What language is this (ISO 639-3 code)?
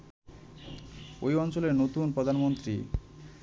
ben